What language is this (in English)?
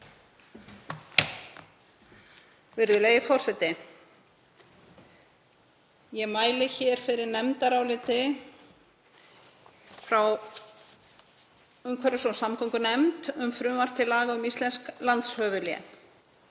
Icelandic